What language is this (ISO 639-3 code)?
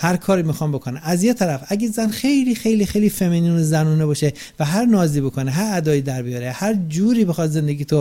fas